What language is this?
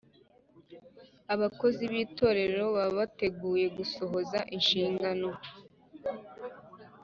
Kinyarwanda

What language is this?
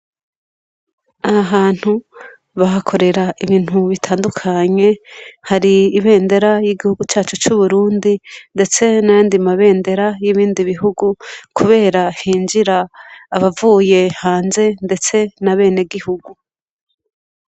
Rundi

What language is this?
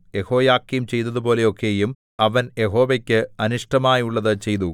Malayalam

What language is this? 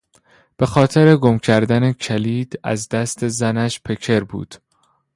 Persian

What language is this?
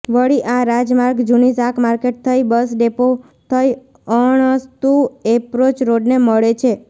Gujarati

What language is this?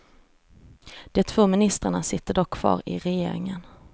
Swedish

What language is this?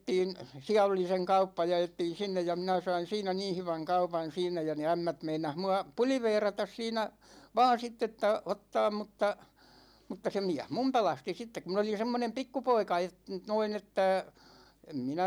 Finnish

